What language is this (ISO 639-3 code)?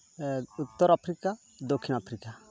sat